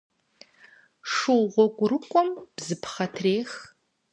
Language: Kabardian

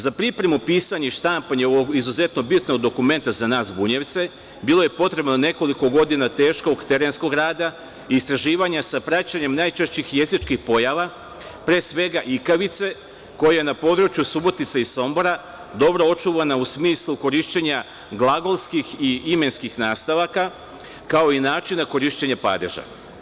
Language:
Serbian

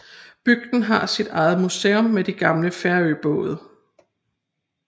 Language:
Danish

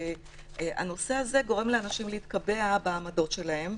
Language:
Hebrew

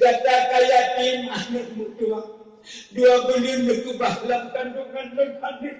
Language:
Malay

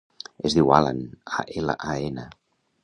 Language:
Catalan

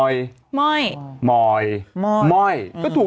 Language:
Thai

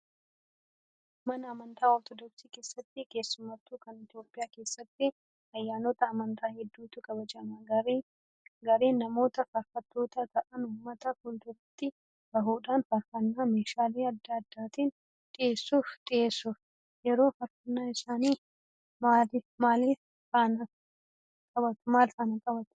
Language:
Oromo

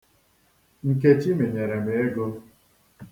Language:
Igbo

